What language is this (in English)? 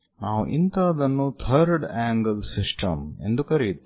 Kannada